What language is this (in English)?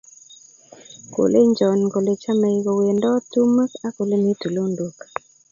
Kalenjin